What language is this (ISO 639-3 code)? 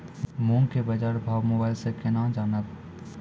mai